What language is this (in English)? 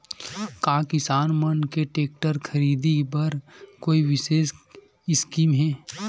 Chhattisgarhi